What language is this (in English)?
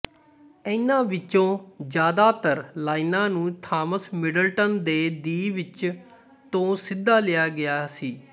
Punjabi